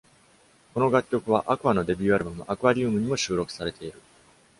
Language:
Japanese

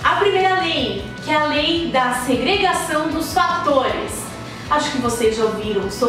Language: Portuguese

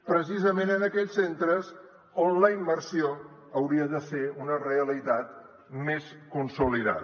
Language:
Catalan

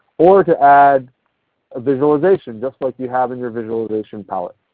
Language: English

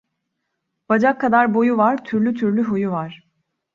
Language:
Turkish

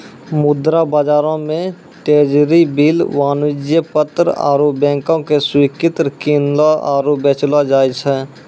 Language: Maithili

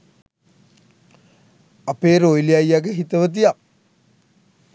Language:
Sinhala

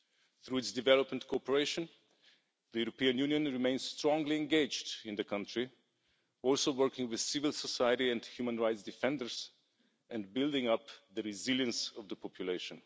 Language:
English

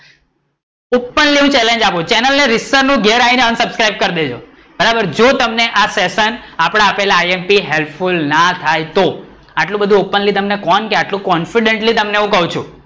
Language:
Gujarati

